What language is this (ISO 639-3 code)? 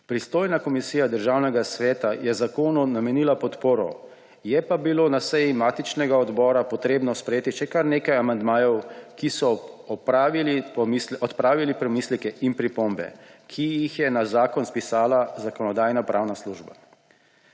slv